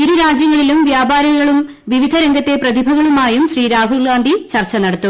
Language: Malayalam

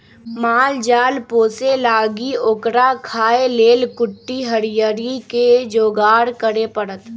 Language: Magahi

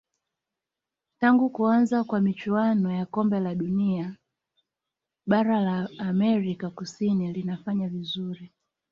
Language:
Swahili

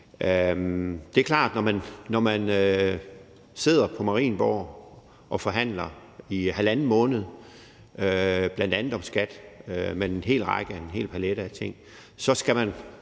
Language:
Danish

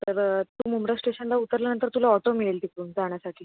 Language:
Marathi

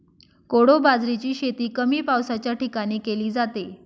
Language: Marathi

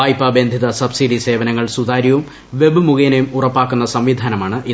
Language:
Malayalam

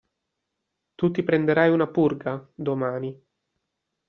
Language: Italian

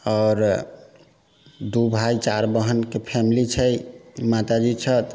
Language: Maithili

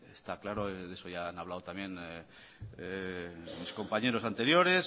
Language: Spanish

